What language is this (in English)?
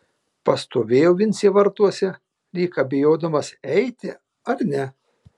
Lithuanian